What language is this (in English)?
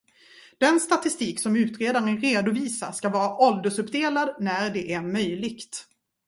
Swedish